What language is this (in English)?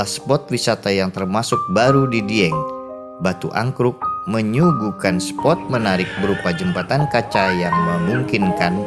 Indonesian